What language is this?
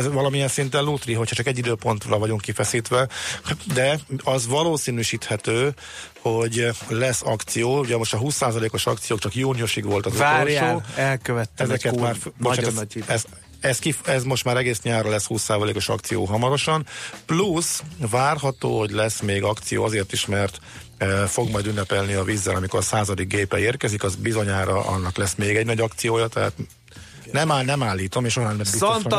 Hungarian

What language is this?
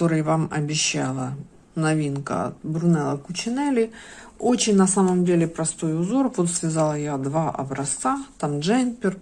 Russian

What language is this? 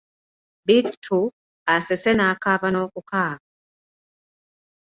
Ganda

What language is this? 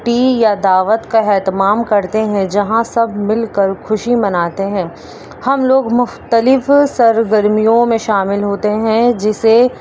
Urdu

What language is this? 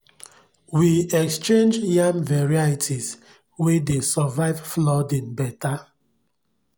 Nigerian Pidgin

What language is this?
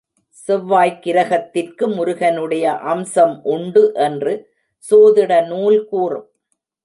Tamil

